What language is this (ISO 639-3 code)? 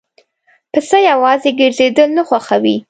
pus